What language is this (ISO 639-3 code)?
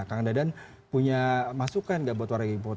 ind